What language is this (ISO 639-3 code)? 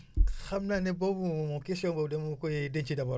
wol